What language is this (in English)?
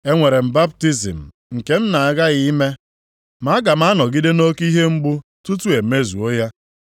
Igbo